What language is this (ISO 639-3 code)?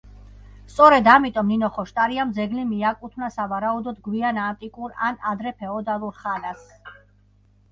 kat